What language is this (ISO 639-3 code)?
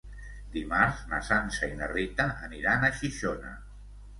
cat